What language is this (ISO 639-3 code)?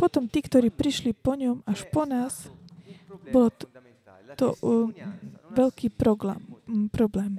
slk